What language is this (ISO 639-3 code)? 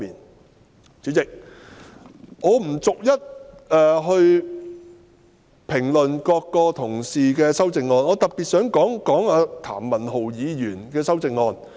yue